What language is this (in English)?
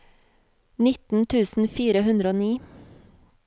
Norwegian